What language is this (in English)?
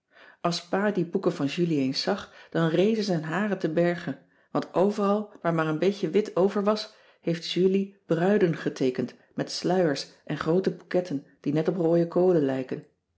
Dutch